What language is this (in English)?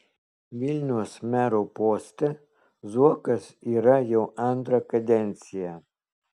Lithuanian